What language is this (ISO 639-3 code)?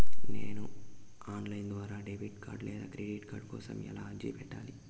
tel